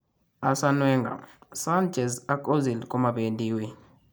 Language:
Kalenjin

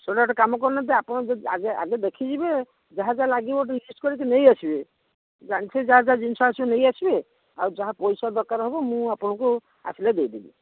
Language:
Odia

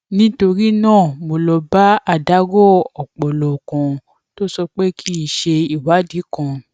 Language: Yoruba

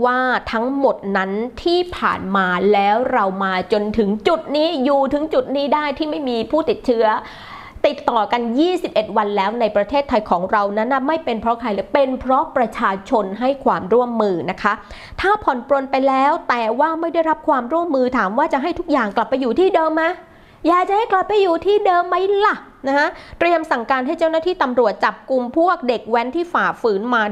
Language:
Thai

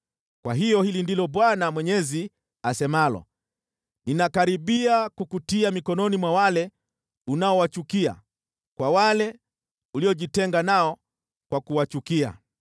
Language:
Swahili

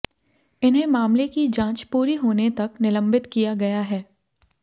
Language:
Hindi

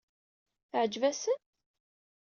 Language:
Kabyle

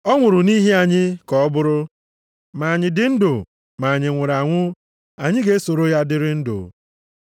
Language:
Igbo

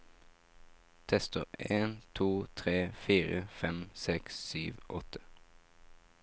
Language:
Norwegian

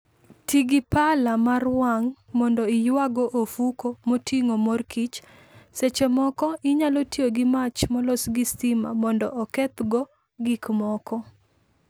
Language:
Luo (Kenya and Tanzania)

